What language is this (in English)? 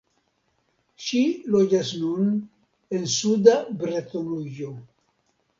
Esperanto